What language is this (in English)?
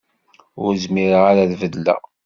Kabyle